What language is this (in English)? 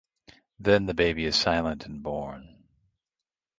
English